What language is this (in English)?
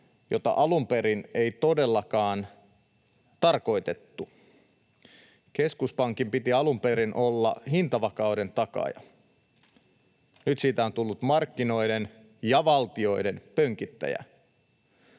Finnish